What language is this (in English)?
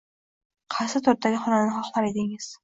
Uzbek